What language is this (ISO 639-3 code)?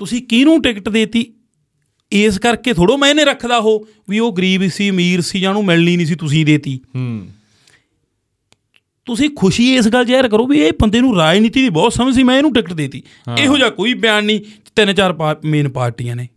pan